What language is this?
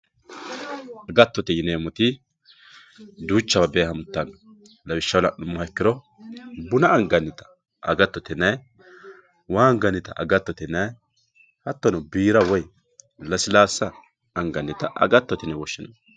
Sidamo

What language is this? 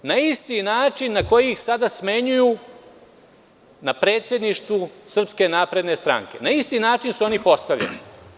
Serbian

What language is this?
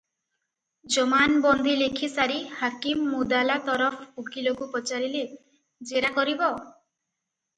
Odia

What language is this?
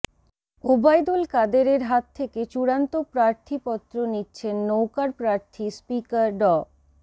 Bangla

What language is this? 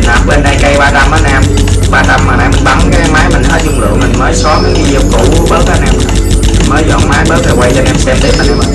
Vietnamese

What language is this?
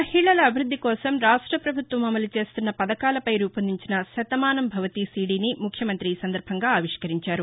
Telugu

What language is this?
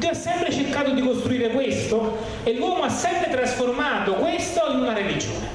Italian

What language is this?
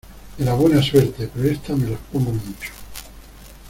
Spanish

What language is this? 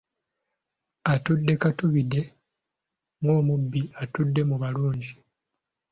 Ganda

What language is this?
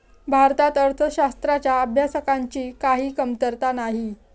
Marathi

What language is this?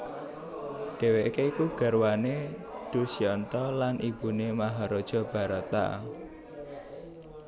Javanese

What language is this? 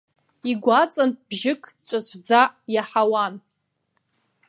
Abkhazian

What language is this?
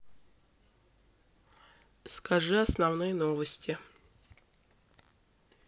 Russian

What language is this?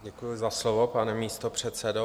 Czech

